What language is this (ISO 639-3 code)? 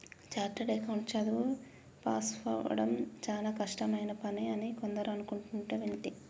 tel